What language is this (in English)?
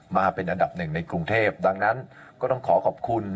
Thai